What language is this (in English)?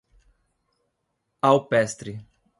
Portuguese